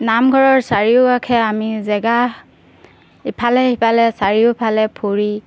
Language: Assamese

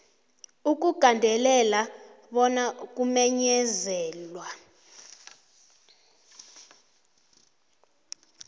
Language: South Ndebele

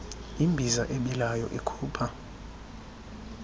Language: Xhosa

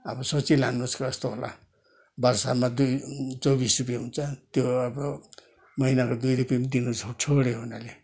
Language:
Nepali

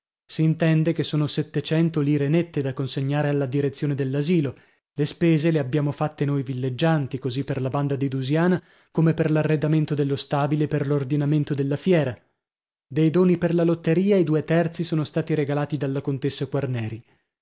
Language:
Italian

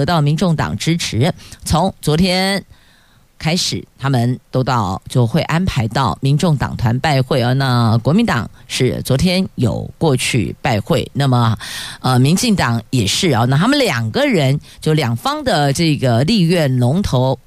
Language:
Chinese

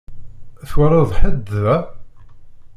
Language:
Kabyle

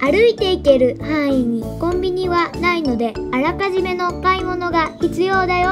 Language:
Japanese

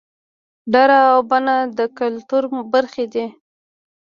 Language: Pashto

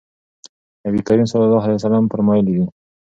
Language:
Pashto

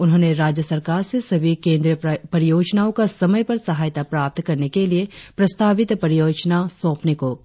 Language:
Hindi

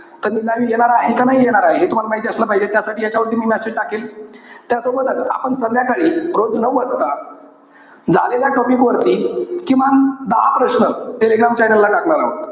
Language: Marathi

